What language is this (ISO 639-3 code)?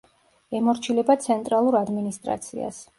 kat